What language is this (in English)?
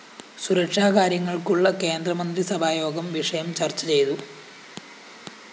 Malayalam